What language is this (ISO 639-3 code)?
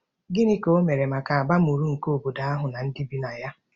ibo